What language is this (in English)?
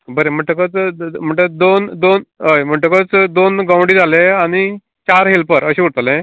Konkani